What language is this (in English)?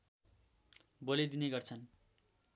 Nepali